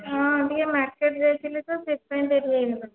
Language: Odia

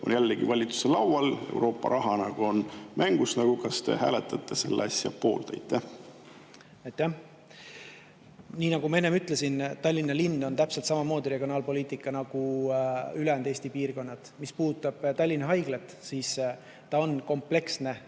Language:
Estonian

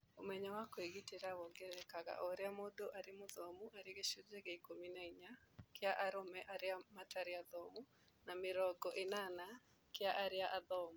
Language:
Kikuyu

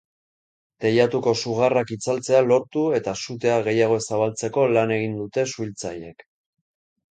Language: Basque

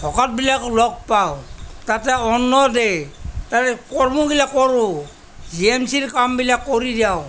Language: Assamese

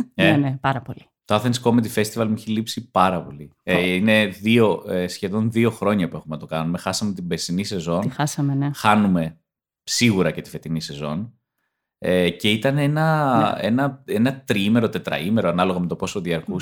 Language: Greek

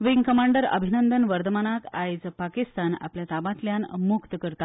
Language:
Konkani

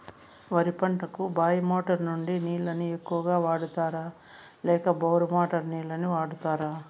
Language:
Telugu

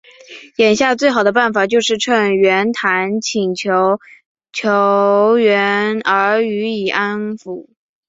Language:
Chinese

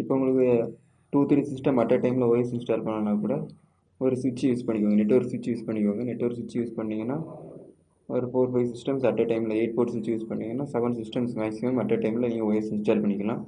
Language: Tamil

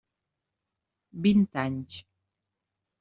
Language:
Catalan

